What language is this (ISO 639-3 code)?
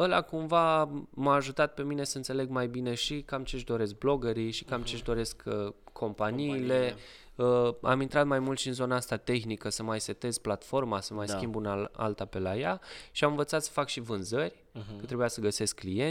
ron